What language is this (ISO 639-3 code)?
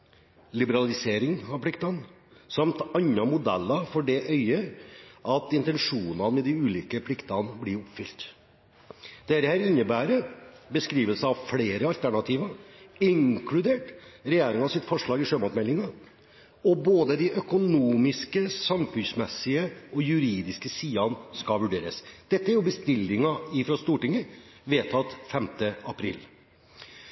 nob